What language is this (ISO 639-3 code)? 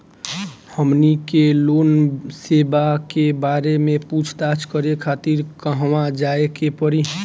bho